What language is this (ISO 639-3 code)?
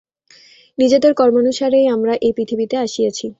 ben